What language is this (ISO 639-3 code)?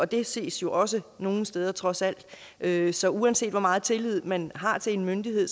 dan